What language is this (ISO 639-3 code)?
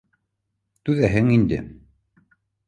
bak